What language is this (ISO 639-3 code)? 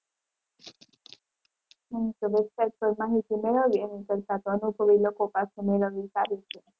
guj